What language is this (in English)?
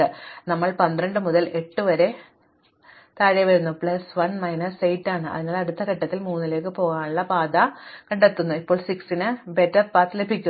Malayalam